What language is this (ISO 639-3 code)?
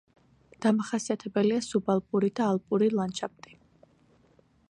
kat